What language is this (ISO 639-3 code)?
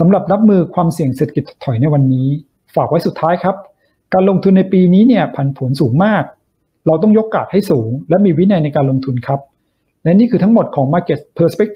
tha